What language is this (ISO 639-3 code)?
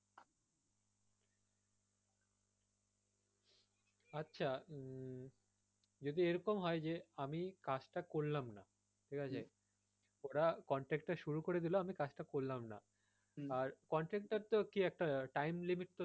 ben